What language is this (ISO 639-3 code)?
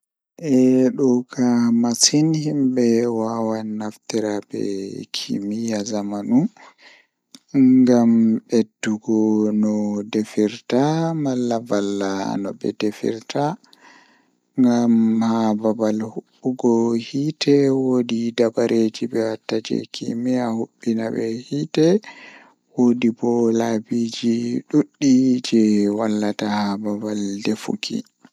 ful